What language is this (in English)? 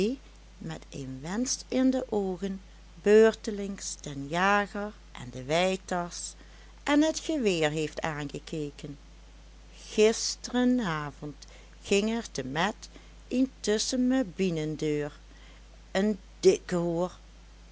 Dutch